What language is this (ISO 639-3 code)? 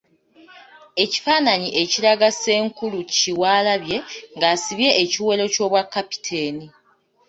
lug